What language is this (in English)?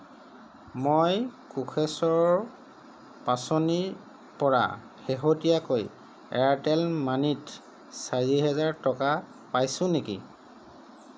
Assamese